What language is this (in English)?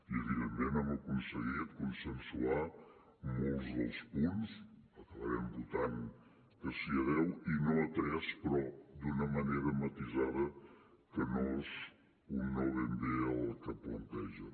Catalan